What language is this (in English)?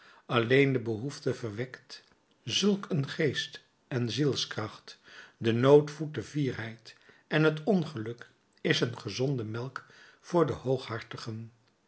Dutch